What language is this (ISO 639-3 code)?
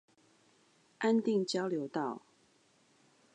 zho